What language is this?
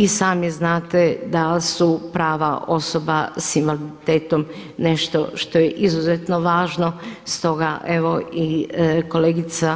Croatian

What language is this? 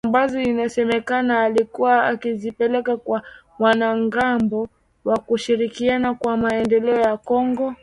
Swahili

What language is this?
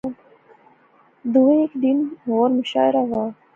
Pahari-Potwari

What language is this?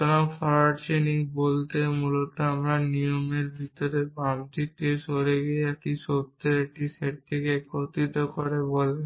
Bangla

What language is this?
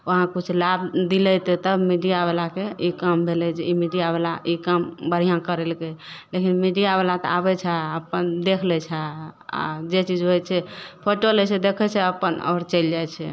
Maithili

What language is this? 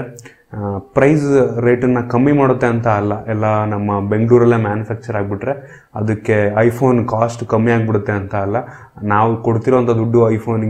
Kannada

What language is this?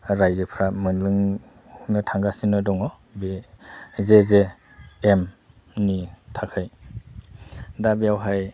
Bodo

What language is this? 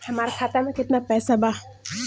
Bhojpuri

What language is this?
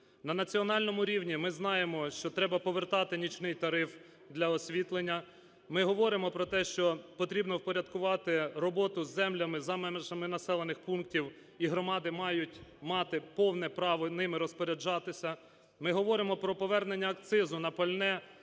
Ukrainian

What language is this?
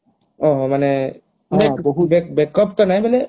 Odia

